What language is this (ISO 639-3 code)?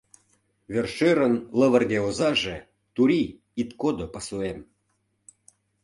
chm